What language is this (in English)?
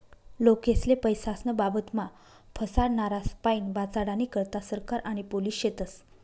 Marathi